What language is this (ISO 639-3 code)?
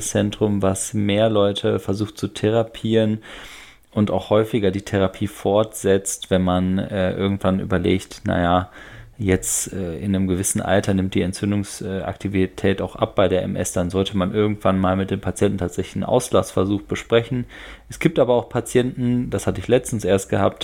deu